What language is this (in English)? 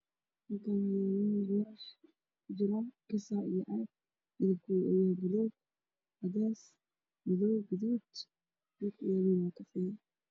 Somali